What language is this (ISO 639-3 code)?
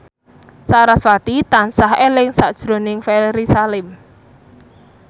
jav